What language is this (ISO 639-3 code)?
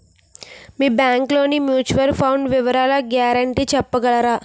tel